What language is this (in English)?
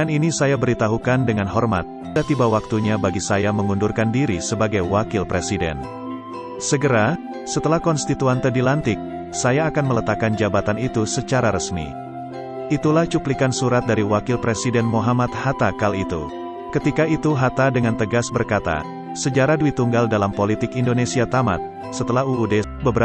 Indonesian